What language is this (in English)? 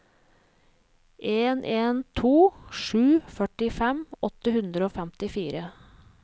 Norwegian